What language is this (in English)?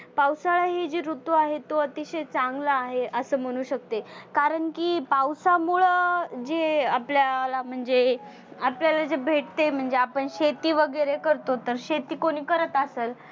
Marathi